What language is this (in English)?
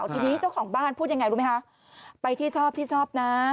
Thai